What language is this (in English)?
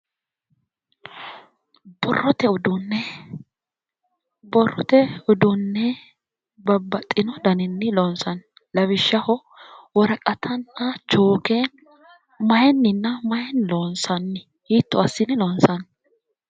Sidamo